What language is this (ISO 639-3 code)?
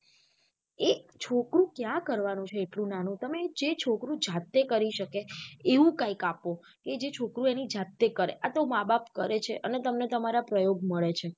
guj